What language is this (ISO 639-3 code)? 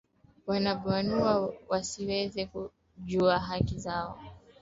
swa